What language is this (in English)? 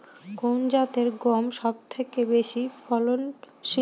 Bangla